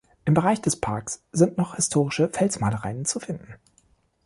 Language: German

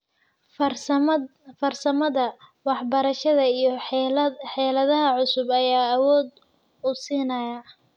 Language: Somali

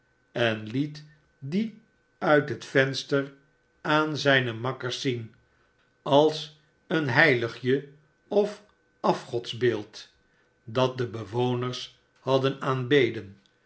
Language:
Dutch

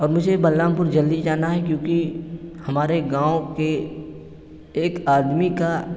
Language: Urdu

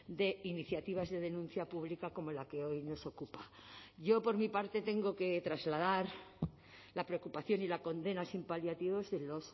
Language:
Spanish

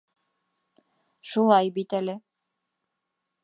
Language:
Bashkir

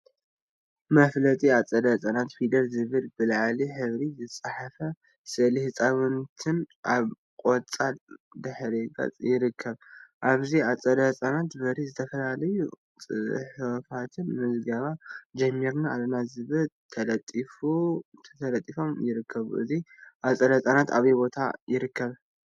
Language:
Tigrinya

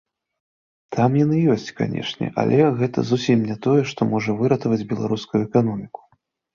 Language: Belarusian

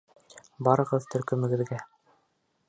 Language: Bashkir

